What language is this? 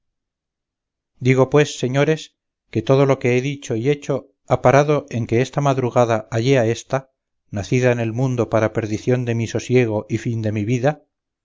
Spanish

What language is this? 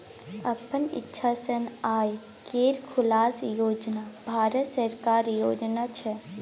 Maithili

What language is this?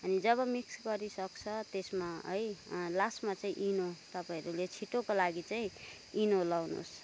Nepali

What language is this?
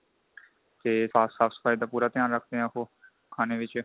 Punjabi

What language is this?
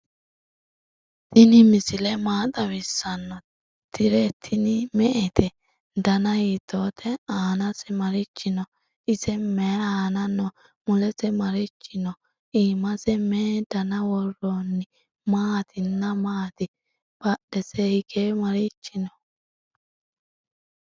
Sidamo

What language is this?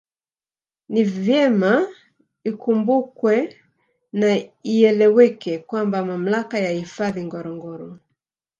Swahili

